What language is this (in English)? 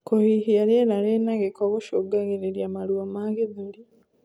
Kikuyu